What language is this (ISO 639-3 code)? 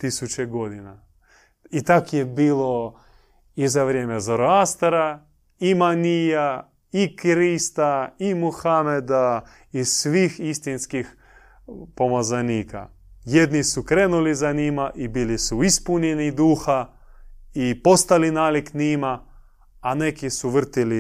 hrv